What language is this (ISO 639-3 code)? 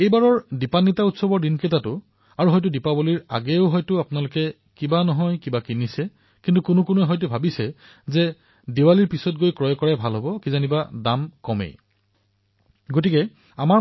asm